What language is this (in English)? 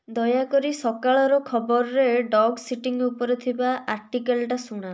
Odia